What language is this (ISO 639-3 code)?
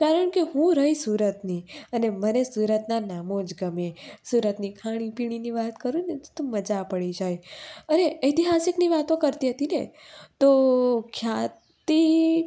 guj